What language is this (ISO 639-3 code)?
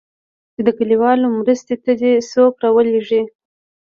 pus